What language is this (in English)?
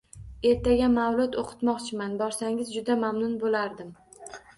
Uzbek